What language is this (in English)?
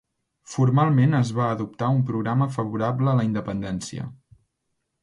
Catalan